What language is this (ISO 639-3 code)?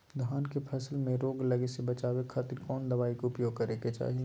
mag